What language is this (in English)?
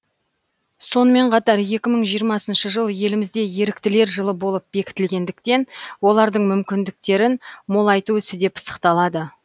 Kazakh